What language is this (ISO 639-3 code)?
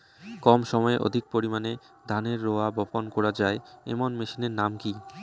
ben